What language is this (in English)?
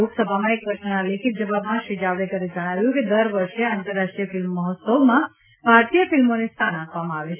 Gujarati